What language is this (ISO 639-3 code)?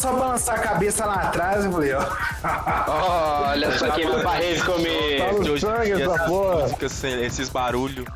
por